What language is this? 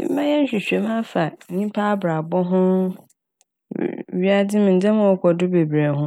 Akan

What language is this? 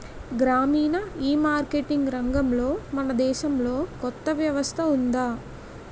Telugu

